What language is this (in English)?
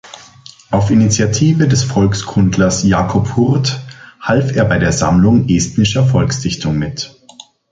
German